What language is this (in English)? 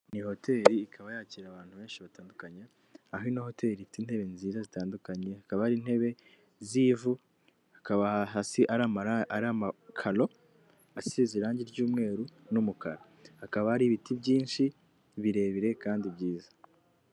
Kinyarwanda